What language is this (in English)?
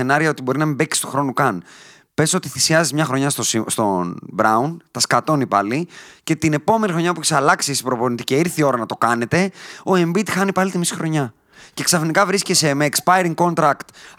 Greek